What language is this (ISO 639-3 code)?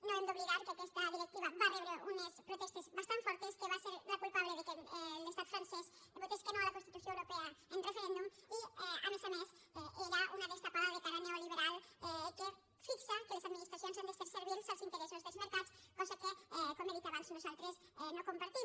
cat